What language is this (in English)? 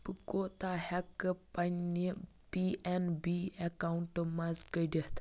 Kashmiri